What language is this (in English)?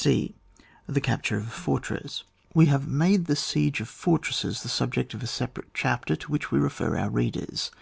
English